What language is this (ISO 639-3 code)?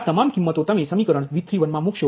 guj